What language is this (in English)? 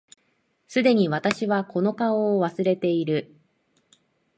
Japanese